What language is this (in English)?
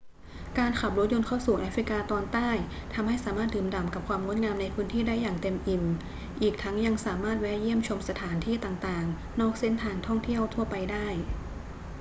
Thai